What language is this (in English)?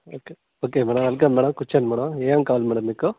Telugu